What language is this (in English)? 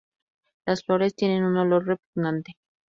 Spanish